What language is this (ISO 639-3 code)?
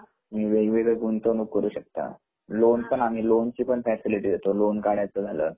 mar